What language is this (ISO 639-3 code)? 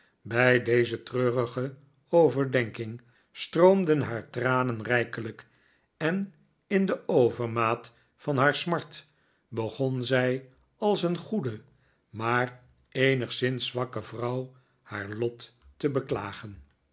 nld